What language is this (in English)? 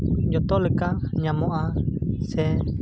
Santali